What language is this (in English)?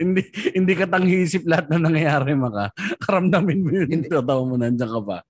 Filipino